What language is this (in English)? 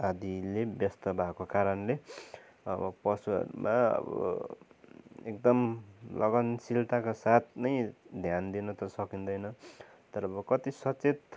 Nepali